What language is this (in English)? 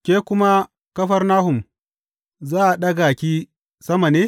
Hausa